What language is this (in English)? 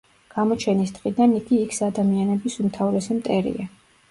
Georgian